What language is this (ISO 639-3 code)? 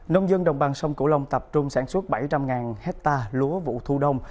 vie